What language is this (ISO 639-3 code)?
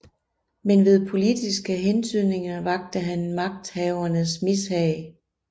dan